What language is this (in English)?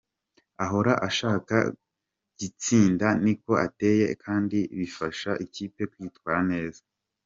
Kinyarwanda